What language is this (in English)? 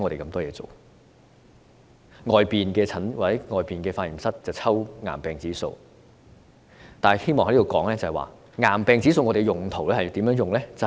Cantonese